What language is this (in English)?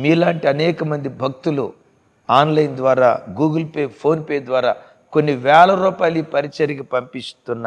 Telugu